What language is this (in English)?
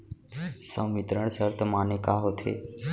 Chhattisgarhi